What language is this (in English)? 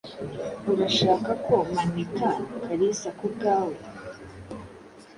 Kinyarwanda